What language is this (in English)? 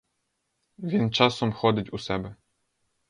Ukrainian